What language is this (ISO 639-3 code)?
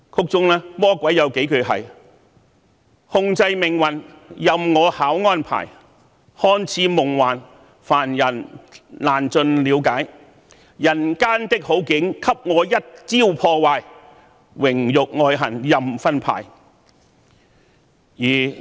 yue